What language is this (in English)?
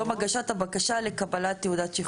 Hebrew